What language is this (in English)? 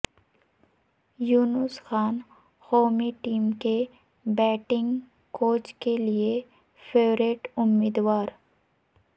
Urdu